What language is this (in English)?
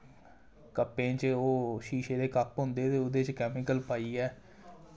Dogri